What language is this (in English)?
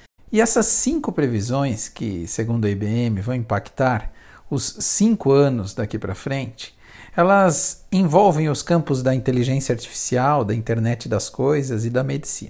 Portuguese